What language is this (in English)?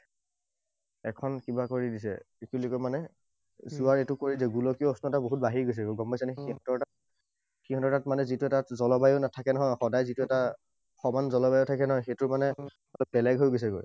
Assamese